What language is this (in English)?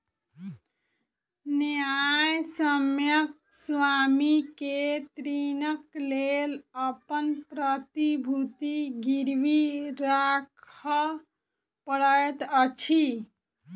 Maithili